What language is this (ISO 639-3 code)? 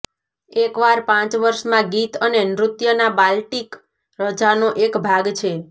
guj